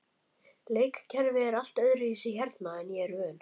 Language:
Icelandic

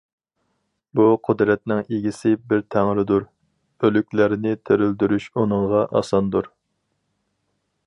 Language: Uyghur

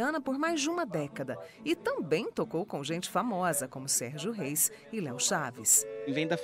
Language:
Portuguese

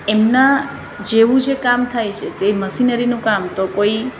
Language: Gujarati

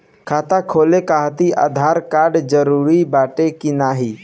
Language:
Bhojpuri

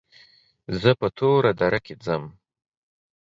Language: Pashto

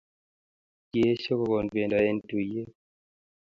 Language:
Kalenjin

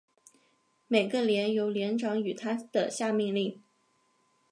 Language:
Chinese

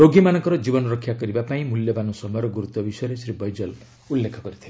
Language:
Odia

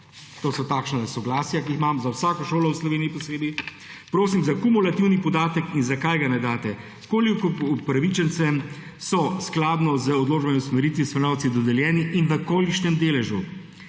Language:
Slovenian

